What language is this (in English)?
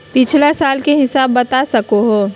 Magahi